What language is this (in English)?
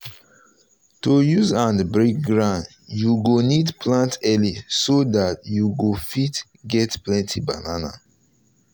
Nigerian Pidgin